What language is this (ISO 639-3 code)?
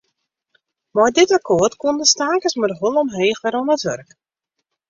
fry